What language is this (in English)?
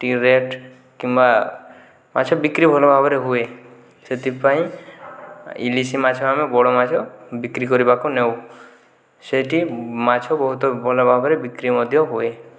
Odia